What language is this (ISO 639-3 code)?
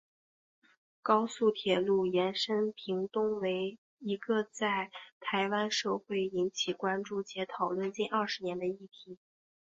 zho